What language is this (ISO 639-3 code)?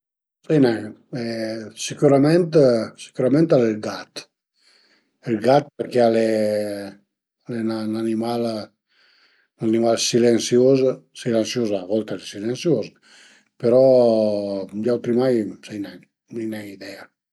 pms